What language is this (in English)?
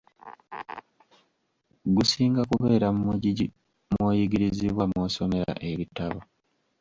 Ganda